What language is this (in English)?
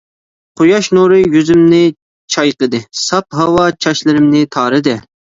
Uyghur